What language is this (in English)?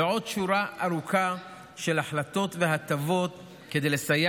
Hebrew